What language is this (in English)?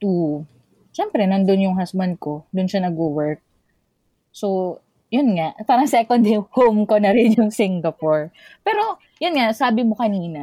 Filipino